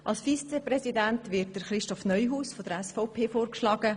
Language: Swiss German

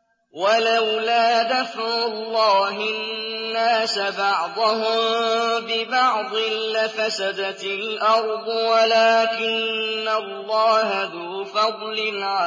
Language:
Arabic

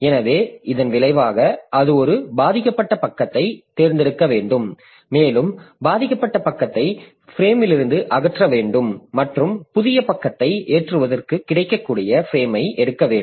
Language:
Tamil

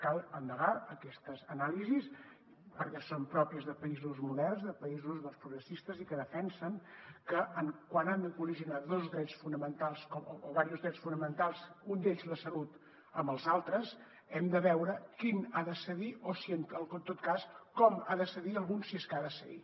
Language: Catalan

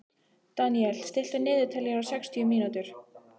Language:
Icelandic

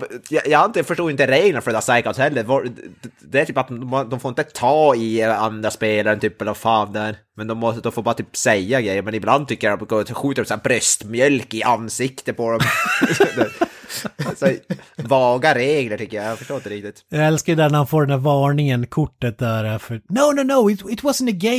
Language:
Swedish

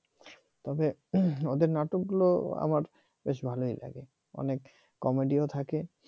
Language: Bangla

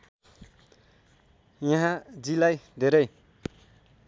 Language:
Nepali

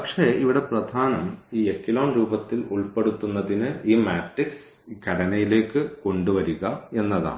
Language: Malayalam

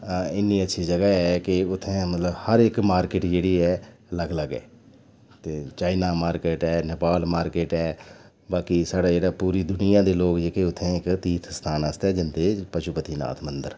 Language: Dogri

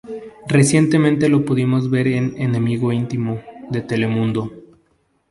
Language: Spanish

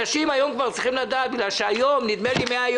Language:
Hebrew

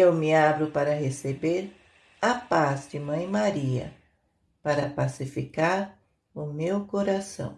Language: Portuguese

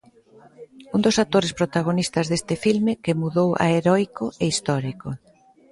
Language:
Galician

